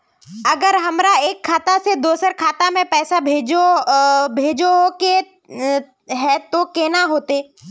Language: Magahi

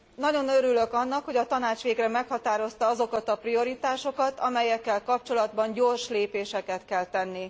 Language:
Hungarian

